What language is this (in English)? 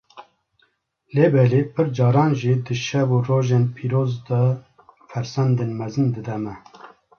Kurdish